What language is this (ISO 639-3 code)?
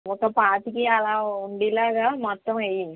tel